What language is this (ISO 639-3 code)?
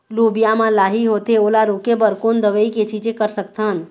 hne